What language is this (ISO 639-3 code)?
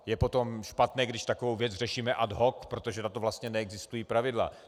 ces